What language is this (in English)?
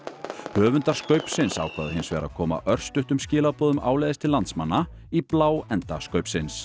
Icelandic